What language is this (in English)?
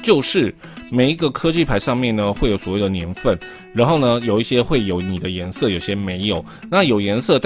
Chinese